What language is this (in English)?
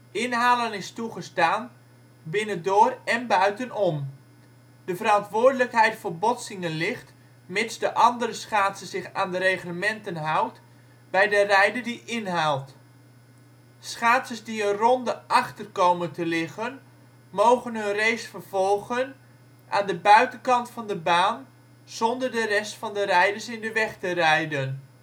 Dutch